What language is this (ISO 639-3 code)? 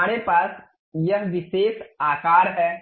hin